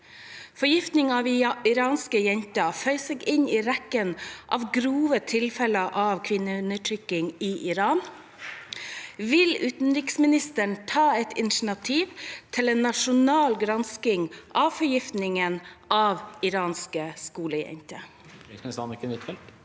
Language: Norwegian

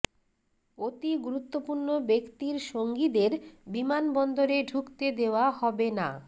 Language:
Bangla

